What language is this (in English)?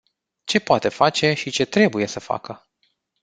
Romanian